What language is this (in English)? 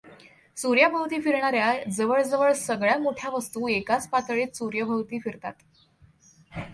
Marathi